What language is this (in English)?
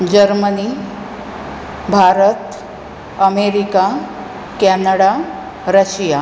Konkani